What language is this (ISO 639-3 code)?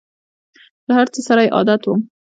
pus